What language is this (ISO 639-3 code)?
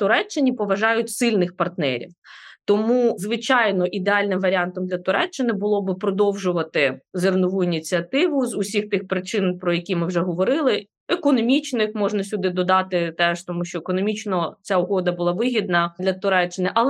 ukr